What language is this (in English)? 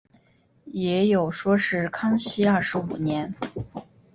Chinese